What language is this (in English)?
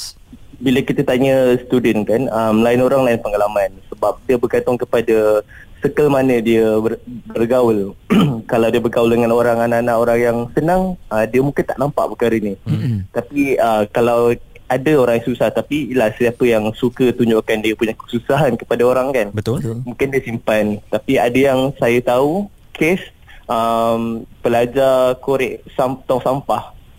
Malay